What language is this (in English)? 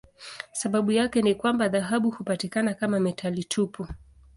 Swahili